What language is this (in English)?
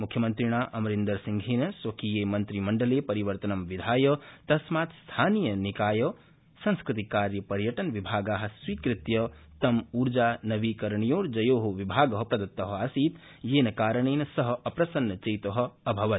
Sanskrit